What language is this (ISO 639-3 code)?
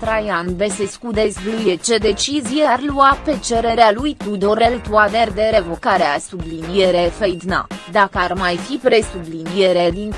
ron